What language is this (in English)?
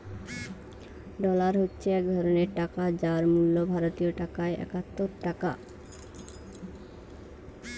Bangla